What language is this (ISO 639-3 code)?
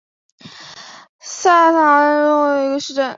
zho